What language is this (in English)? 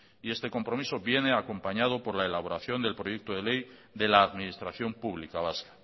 Spanish